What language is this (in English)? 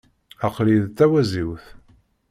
Kabyle